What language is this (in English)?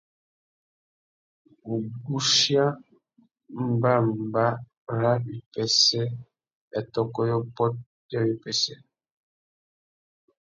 Tuki